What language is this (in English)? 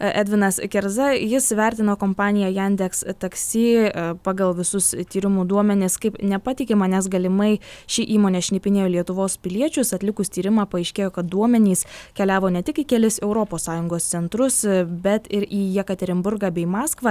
Lithuanian